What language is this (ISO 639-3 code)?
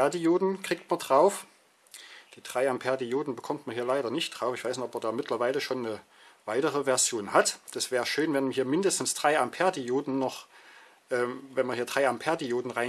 deu